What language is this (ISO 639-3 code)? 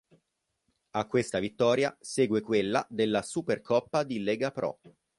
ita